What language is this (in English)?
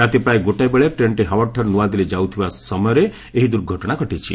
Odia